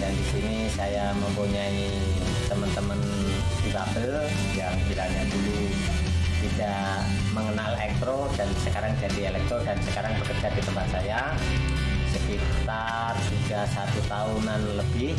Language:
Indonesian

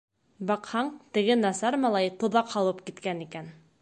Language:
Bashkir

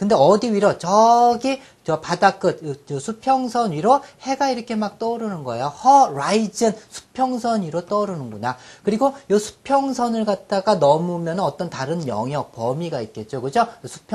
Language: Korean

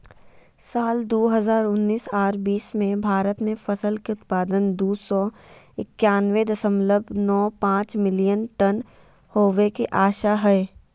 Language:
Magahi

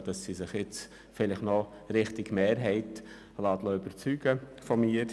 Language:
Swiss German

